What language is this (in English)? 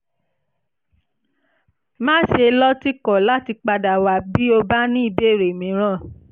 Yoruba